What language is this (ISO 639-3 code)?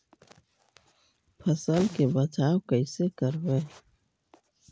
mag